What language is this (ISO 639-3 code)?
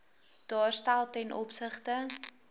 afr